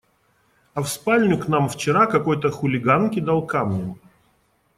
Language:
Russian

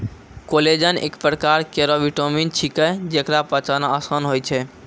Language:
Maithili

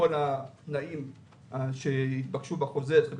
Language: Hebrew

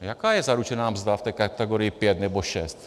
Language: Czech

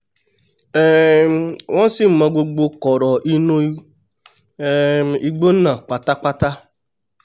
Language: Yoruba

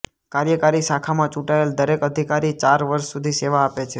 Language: Gujarati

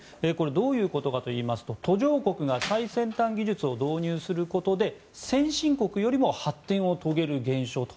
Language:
Japanese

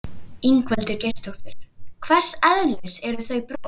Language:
Icelandic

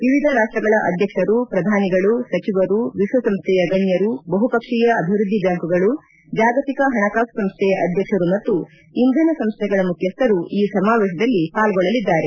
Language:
Kannada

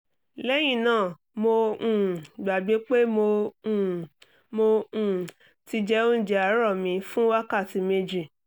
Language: Yoruba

